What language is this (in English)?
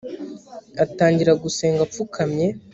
Kinyarwanda